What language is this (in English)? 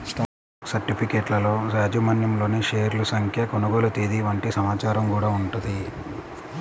Telugu